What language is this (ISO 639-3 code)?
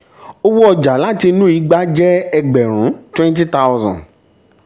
yor